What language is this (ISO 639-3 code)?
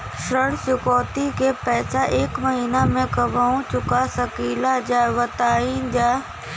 bho